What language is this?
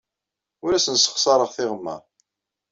Kabyle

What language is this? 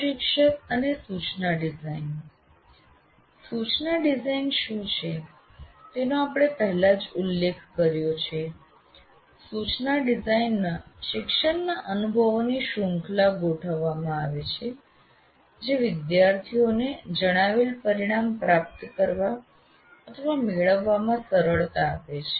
Gujarati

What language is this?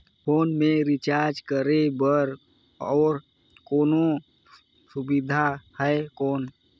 Chhattisgarhi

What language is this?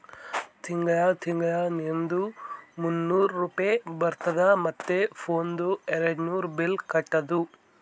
Kannada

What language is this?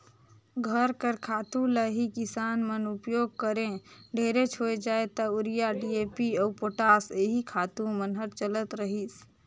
Chhattisgarhi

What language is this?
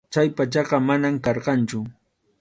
Arequipa-La Unión Quechua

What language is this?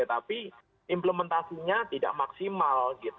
Indonesian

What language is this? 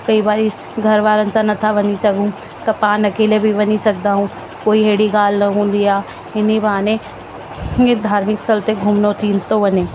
Sindhi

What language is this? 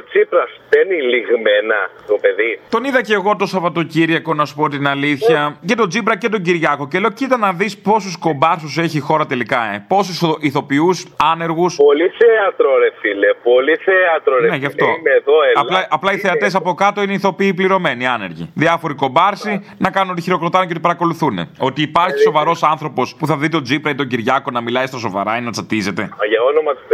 Greek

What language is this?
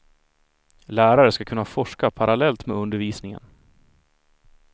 Swedish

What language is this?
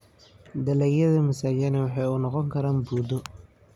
Somali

